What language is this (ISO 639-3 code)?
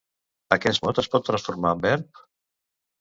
cat